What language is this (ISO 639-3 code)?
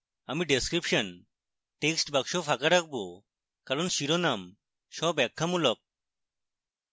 ben